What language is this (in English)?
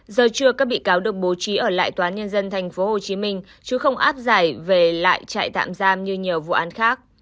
Vietnamese